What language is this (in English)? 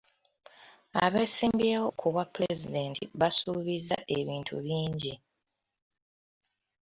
Ganda